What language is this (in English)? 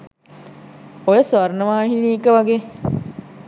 Sinhala